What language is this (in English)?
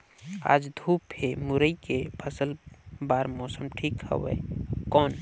Chhattisgarhi